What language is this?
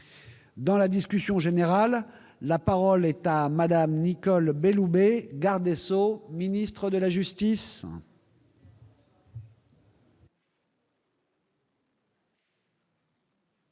French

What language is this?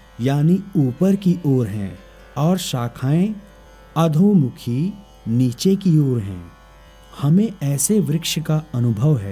Hindi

